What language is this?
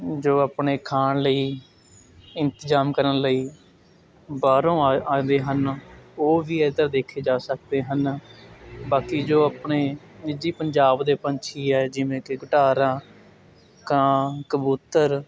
Punjabi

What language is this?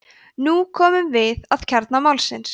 Icelandic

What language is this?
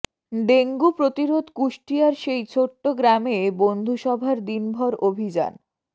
Bangla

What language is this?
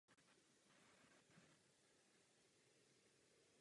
Czech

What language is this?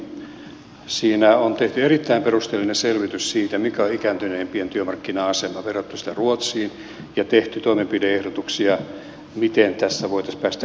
Finnish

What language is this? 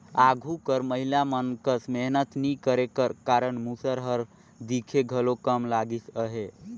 Chhattisgarhi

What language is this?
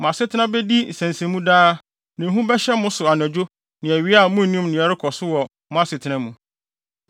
Akan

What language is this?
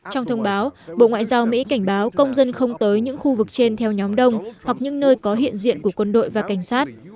Vietnamese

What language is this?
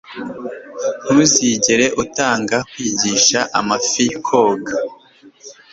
Kinyarwanda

